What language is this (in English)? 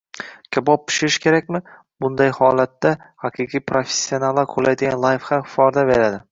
Uzbek